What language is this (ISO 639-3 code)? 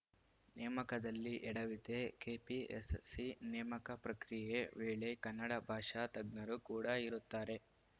kan